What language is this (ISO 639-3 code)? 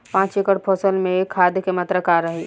bho